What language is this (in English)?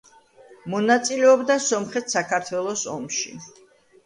Georgian